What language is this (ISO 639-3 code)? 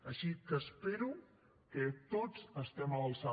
cat